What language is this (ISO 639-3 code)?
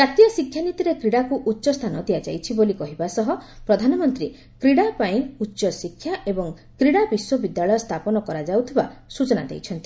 ori